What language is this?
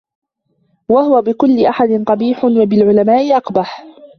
Arabic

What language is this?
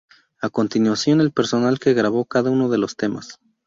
Spanish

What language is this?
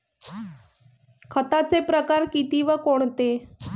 Marathi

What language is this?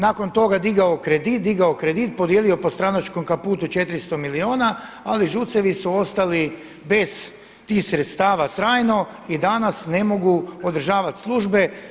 Croatian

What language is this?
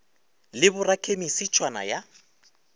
Northern Sotho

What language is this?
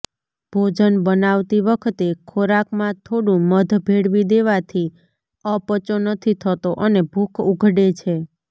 Gujarati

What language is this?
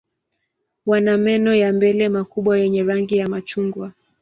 Swahili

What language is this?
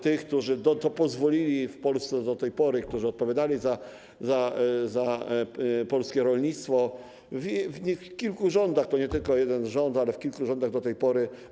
Polish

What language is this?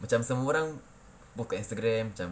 English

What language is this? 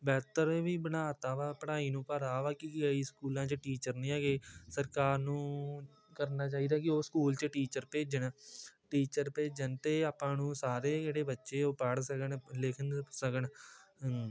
Punjabi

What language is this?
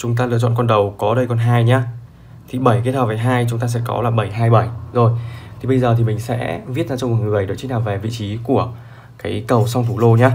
Vietnamese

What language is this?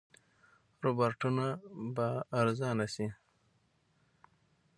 Pashto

